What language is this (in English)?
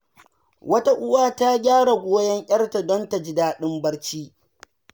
Hausa